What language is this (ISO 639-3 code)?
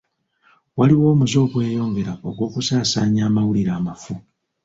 lug